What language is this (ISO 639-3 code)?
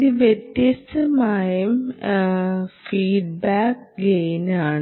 mal